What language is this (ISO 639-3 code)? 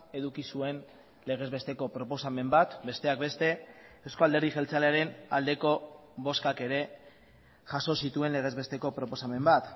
eus